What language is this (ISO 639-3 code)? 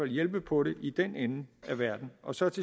dan